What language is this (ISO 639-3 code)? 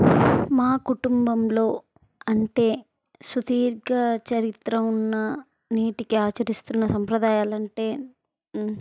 tel